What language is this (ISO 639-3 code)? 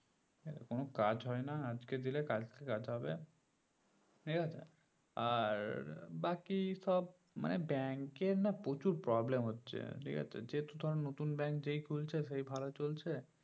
ben